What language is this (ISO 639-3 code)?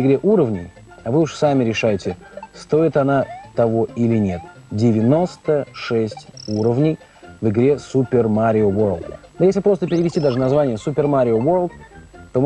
rus